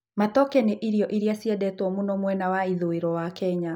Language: Kikuyu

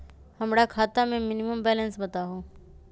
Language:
Magahi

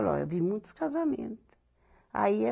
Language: Portuguese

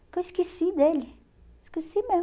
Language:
Portuguese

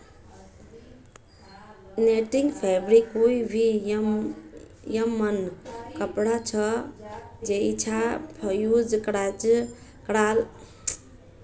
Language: Magahi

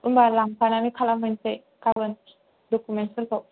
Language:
Bodo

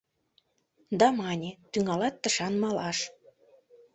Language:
Mari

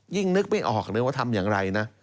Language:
Thai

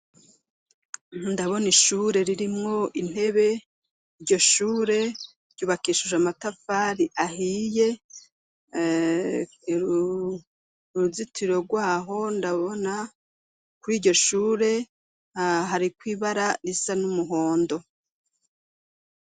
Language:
Rundi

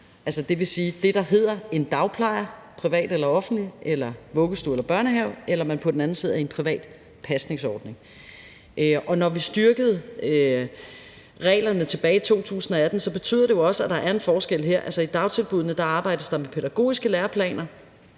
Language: Danish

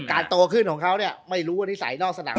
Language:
Thai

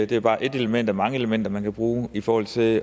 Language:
Danish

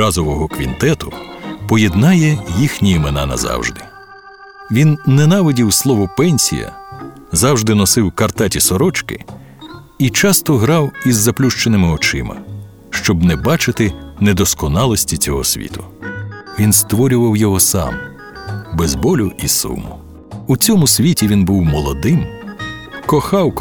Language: Ukrainian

